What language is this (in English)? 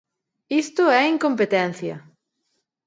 Galician